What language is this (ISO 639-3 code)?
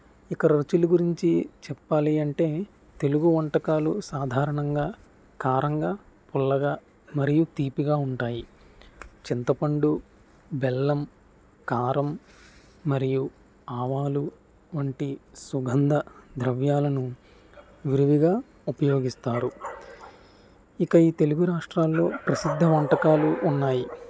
tel